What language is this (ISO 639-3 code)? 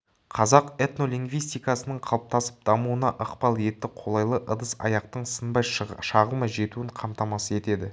kaz